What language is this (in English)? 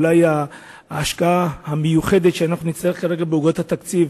Hebrew